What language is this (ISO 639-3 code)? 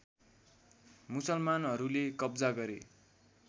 nep